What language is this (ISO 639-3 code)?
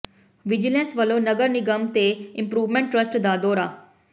pan